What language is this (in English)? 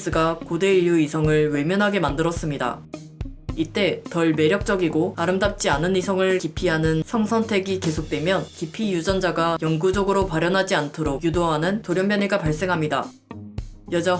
Korean